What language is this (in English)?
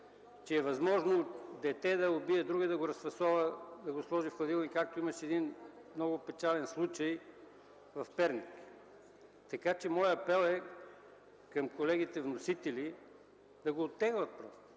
Bulgarian